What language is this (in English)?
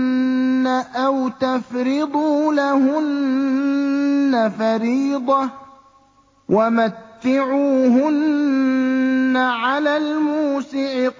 Arabic